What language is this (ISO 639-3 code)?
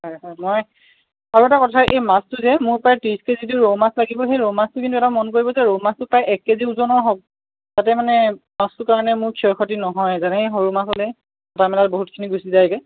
asm